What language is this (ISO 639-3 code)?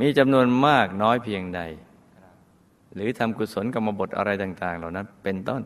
tha